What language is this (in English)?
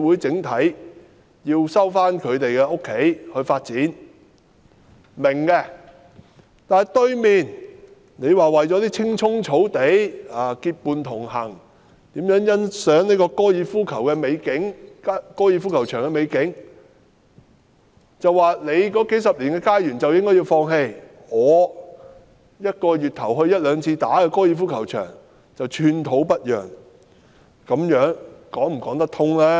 Cantonese